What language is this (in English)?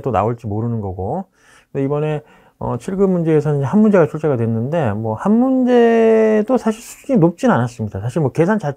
Korean